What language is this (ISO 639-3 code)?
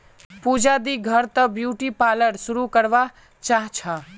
mag